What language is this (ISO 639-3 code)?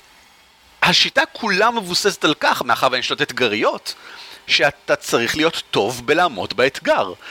heb